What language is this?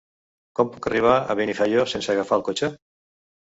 Catalan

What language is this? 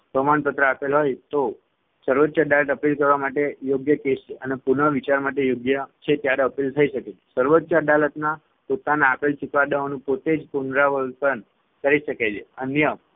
Gujarati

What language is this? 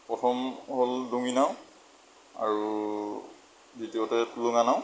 Assamese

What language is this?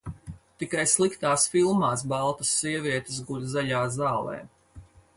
Latvian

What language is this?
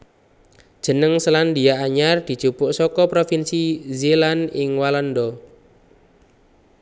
Javanese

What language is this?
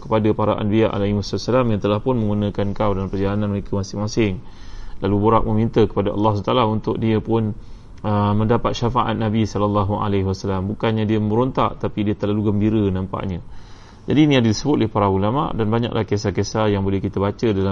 Malay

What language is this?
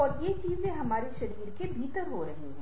Hindi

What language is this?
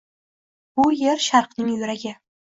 Uzbek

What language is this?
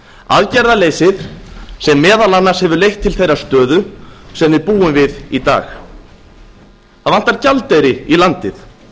Icelandic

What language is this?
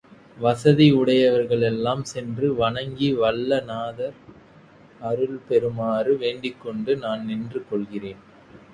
Tamil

